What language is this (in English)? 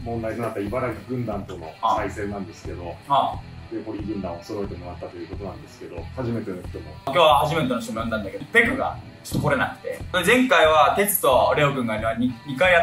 Japanese